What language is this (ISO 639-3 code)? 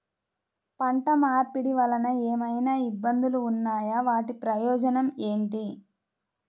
tel